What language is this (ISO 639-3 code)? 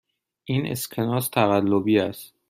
fas